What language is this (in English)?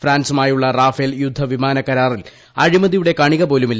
Malayalam